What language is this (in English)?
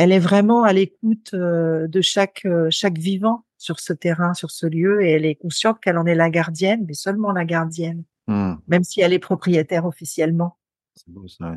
French